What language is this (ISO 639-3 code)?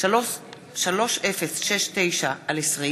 heb